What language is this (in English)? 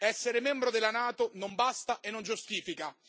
Italian